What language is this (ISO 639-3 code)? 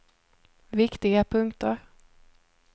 swe